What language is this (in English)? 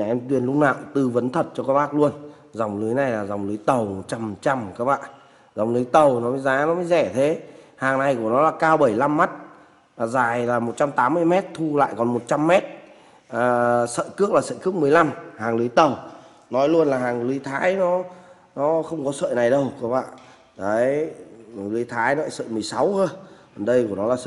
Vietnamese